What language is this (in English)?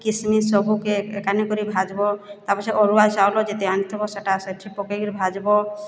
Odia